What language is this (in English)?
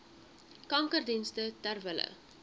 Afrikaans